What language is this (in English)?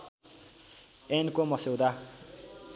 Nepali